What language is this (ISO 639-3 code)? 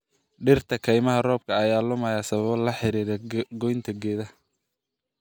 som